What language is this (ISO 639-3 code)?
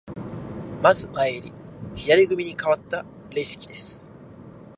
jpn